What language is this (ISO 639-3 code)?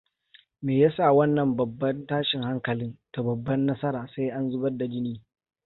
hau